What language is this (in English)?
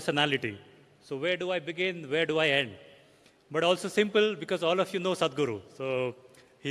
English